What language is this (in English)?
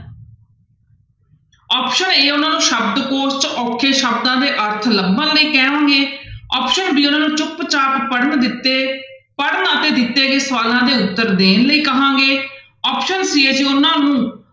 Punjabi